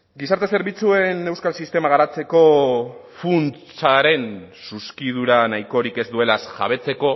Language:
Basque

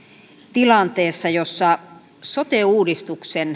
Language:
Finnish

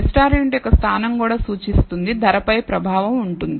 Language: Telugu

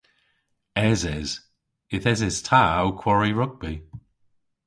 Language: Cornish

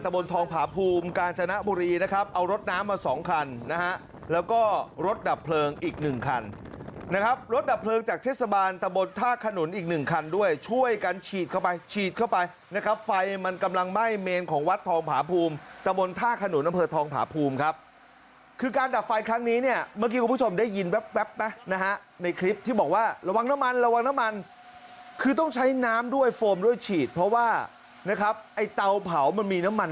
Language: Thai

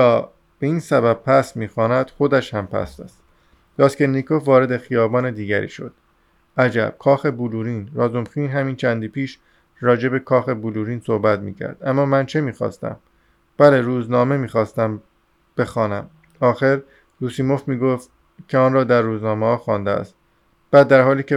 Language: Persian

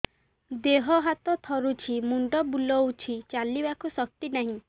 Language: Odia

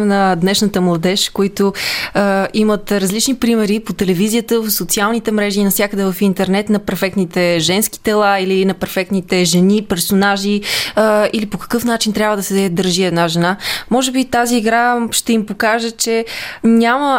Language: Bulgarian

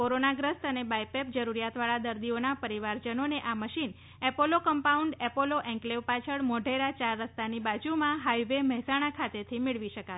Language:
Gujarati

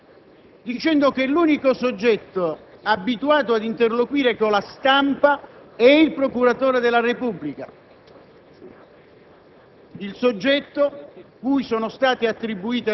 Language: Italian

